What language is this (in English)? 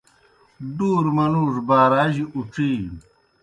Kohistani Shina